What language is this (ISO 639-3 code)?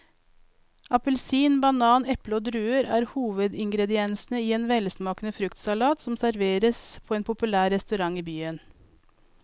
nor